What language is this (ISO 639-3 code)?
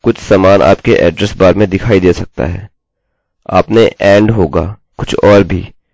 hin